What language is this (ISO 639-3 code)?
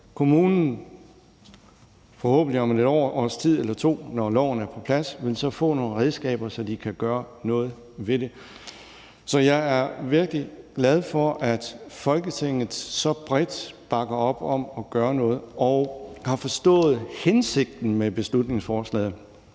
dan